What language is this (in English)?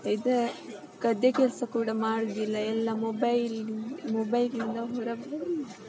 Kannada